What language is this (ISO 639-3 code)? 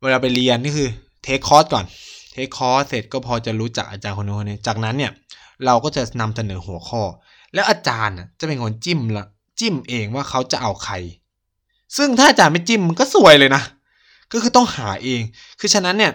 tha